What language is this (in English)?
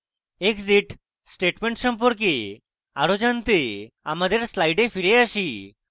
Bangla